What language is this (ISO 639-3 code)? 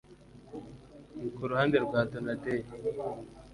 kin